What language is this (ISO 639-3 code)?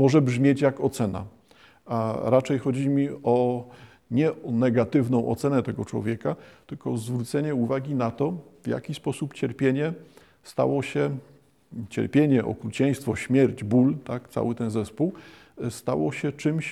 pol